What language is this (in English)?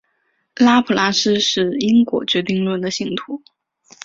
Chinese